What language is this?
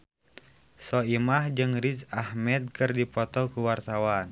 Sundanese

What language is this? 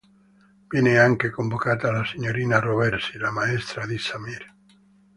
Italian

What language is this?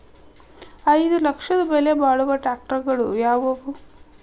Kannada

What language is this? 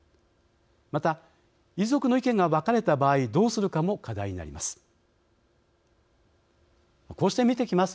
Japanese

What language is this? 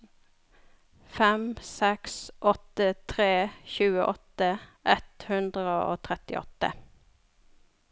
Norwegian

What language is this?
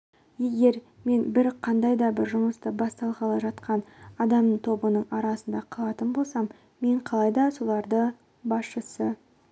Kazakh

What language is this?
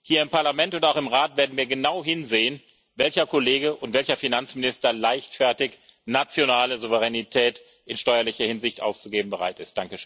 German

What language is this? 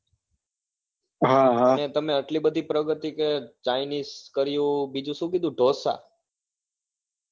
Gujarati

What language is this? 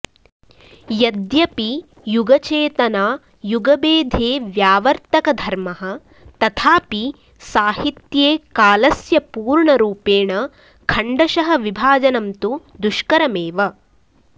Sanskrit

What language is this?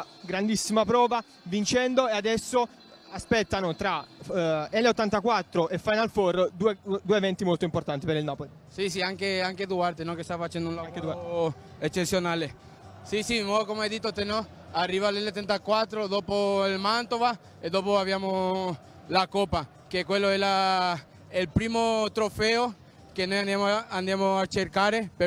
Italian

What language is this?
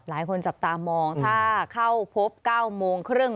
Thai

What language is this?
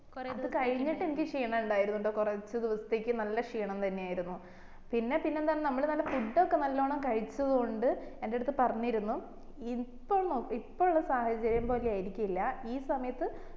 Malayalam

